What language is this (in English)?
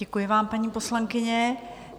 Czech